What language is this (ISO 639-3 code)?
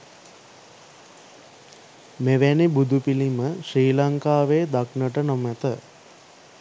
sin